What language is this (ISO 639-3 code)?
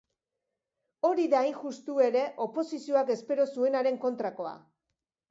eus